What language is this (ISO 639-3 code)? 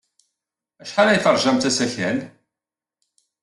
kab